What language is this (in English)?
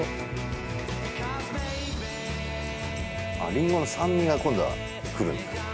Japanese